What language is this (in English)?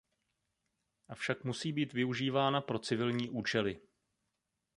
Czech